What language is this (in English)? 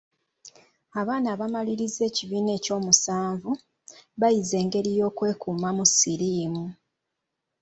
Ganda